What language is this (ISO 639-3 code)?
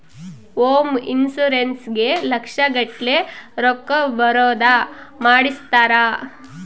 kan